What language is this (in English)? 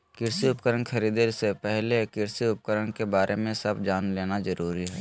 Magahi